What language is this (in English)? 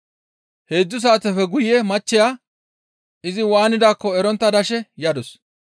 Gamo